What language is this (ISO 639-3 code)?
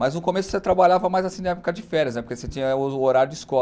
por